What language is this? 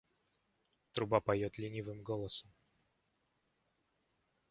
Russian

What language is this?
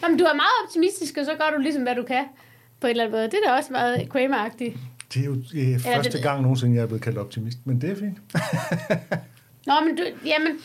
Danish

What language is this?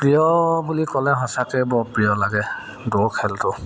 Assamese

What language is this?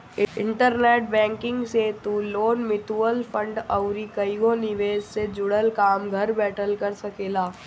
Bhojpuri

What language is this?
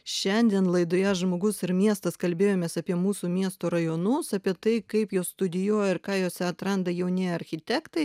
Lithuanian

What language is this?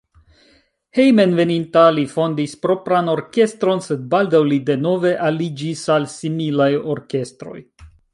Esperanto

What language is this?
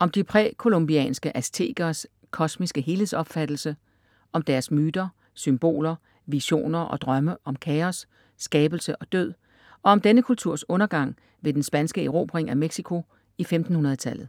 Danish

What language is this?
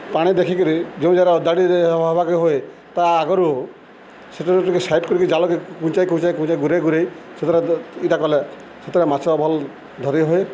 Odia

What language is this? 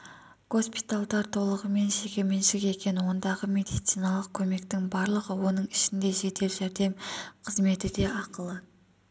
Kazakh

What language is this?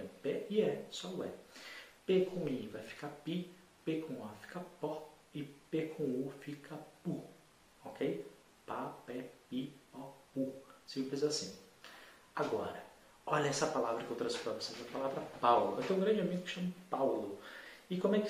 Portuguese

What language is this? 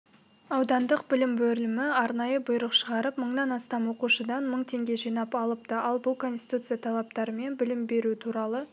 Kazakh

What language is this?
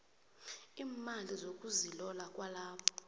South Ndebele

